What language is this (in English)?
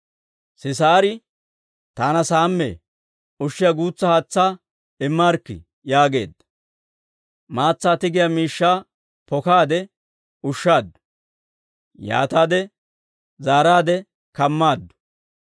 Dawro